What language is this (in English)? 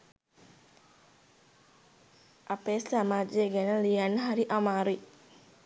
Sinhala